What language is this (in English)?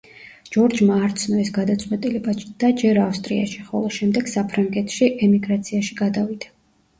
Georgian